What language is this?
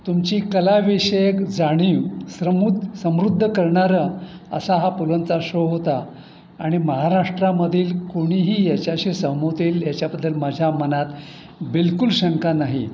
Marathi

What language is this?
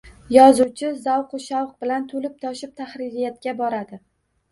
Uzbek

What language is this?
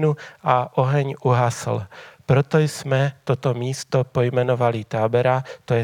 Czech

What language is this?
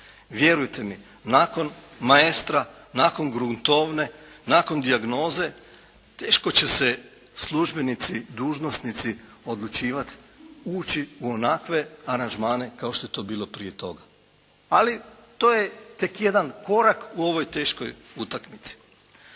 Croatian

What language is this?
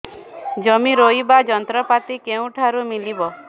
Odia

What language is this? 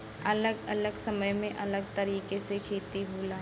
Bhojpuri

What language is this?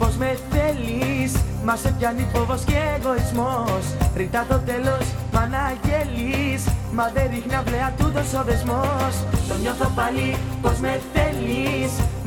Greek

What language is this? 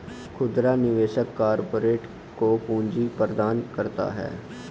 Hindi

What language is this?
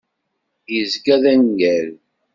Kabyle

